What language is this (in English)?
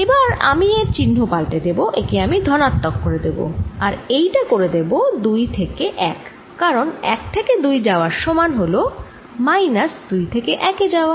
Bangla